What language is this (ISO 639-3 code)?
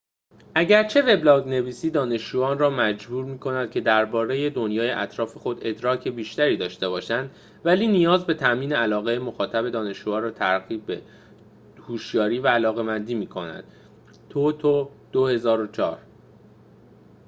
fas